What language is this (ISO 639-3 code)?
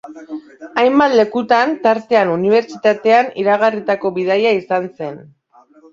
eus